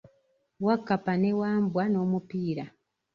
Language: Ganda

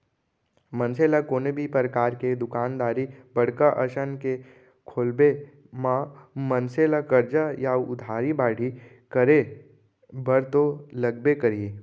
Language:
Chhattisgarhi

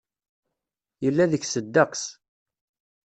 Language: Kabyle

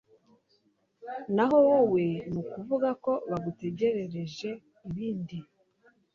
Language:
Kinyarwanda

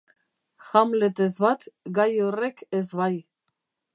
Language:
Basque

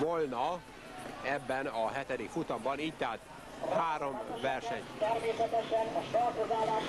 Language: Hungarian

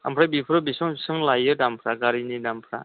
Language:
Bodo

